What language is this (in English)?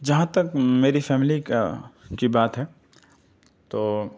Urdu